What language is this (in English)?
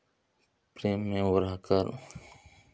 Hindi